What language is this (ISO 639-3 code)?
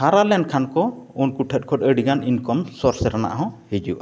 sat